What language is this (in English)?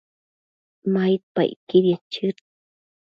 Matsés